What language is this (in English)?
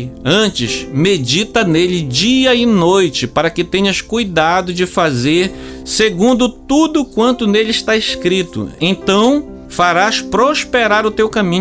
Portuguese